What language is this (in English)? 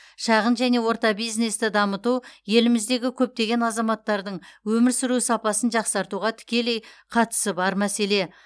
Kazakh